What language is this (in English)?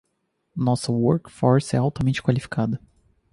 Portuguese